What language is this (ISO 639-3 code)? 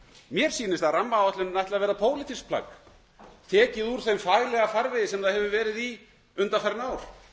isl